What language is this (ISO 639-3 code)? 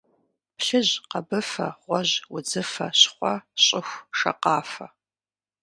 kbd